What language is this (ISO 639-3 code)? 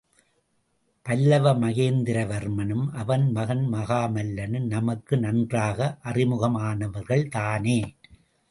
tam